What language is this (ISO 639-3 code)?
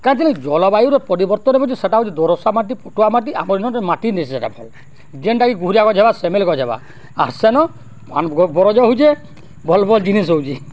ori